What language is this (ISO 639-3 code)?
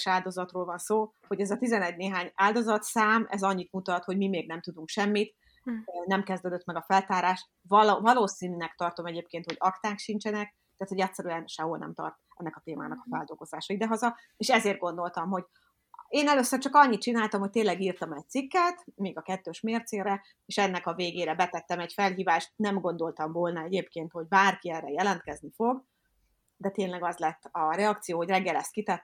hun